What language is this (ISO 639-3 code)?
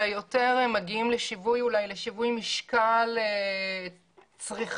heb